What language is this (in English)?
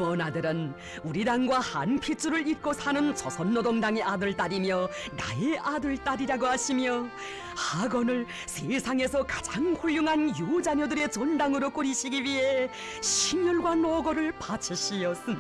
Korean